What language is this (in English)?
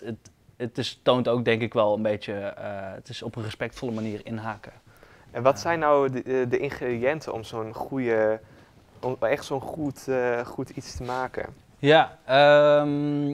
Dutch